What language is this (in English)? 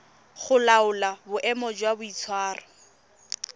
Tswana